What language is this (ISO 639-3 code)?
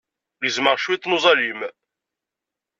kab